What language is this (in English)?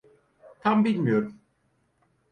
Turkish